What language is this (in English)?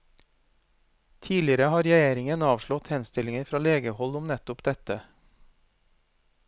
Norwegian